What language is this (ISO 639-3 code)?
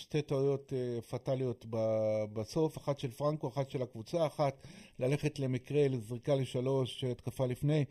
heb